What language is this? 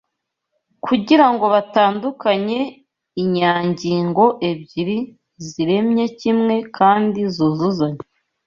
Kinyarwanda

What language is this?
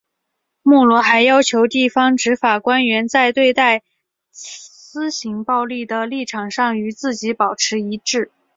Chinese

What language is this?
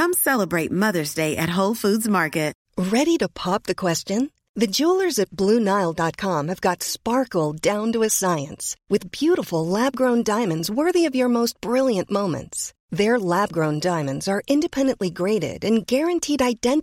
Swedish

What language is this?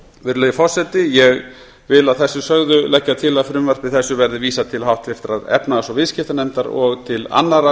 Icelandic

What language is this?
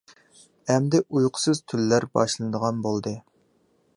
Uyghur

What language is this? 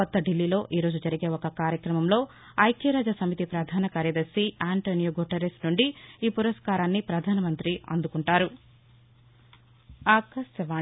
Telugu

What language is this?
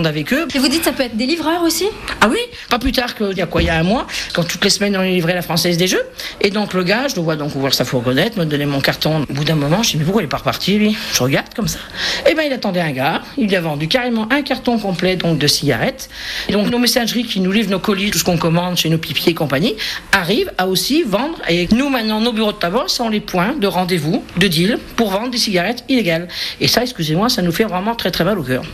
French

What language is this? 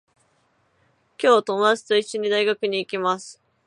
Japanese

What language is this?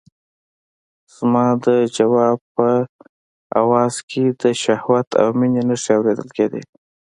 Pashto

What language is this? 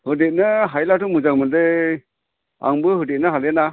Bodo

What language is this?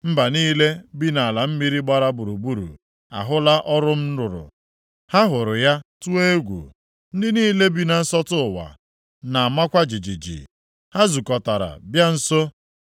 Igbo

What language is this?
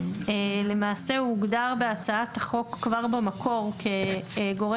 Hebrew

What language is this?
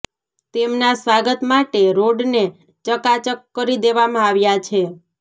Gujarati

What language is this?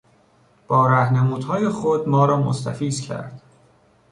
Persian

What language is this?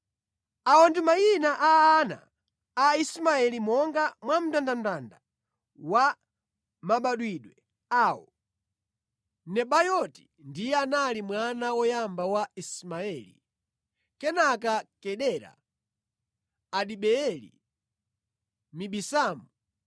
Nyanja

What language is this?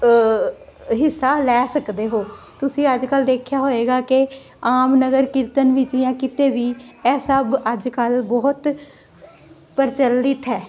Punjabi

